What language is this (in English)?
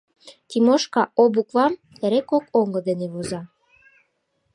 Mari